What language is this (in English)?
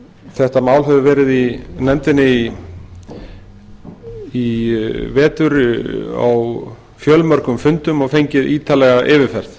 Icelandic